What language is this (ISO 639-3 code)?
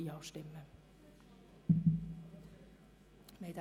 gsw